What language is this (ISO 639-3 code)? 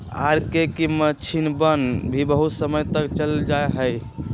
mag